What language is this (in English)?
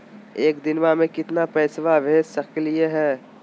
Magahi